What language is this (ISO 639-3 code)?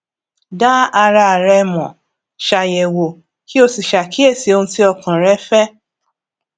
yor